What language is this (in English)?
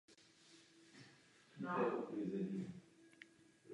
Czech